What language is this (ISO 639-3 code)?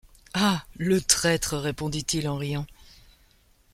fra